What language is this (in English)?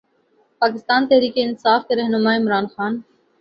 Urdu